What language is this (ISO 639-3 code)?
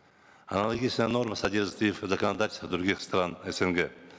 kaz